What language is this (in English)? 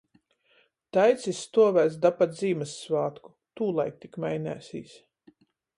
Latgalian